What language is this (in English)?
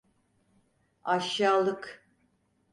Turkish